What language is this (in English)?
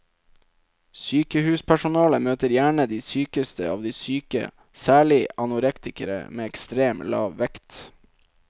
Norwegian